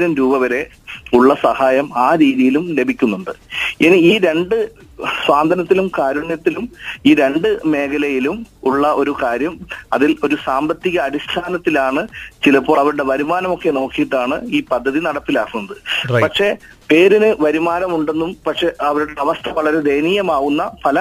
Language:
Malayalam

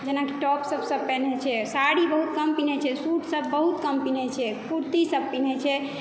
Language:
Maithili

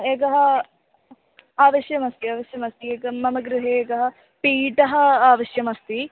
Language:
Sanskrit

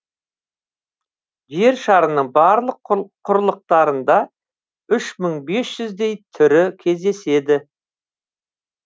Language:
Kazakh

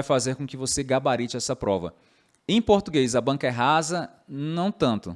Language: Portuguese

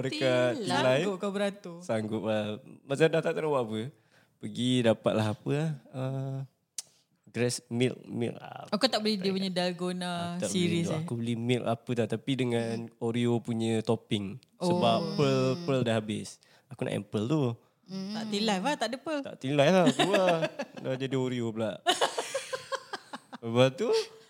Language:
Malay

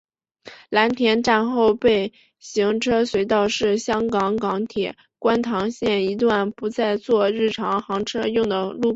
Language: Chinese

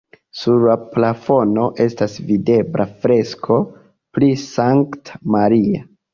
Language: Esperanto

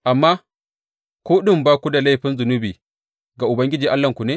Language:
Hausa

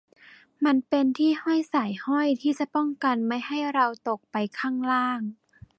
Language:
Thai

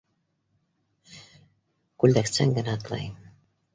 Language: Bashkir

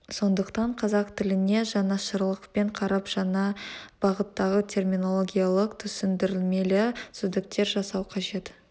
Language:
Kazakh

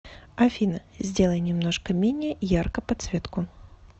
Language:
Russian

